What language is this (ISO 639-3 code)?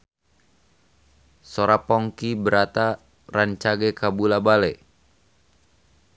sun